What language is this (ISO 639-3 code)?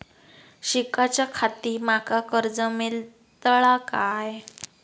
mar